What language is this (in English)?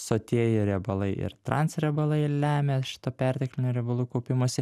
Lithuanian